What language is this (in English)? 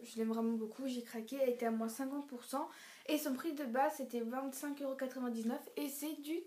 French